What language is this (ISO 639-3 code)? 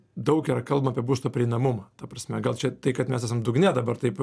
lit